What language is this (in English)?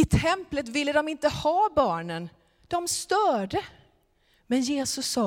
Swedish